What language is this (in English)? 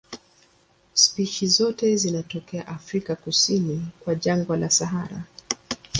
Swahili